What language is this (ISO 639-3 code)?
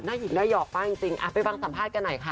tha